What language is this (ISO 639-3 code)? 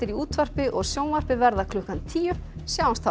isl